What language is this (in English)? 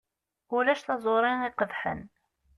Kabyle